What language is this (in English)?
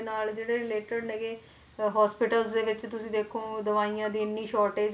Punjabi